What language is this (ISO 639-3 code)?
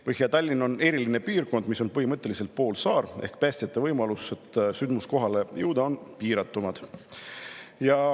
est